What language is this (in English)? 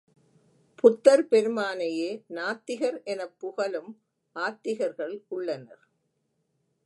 Tamil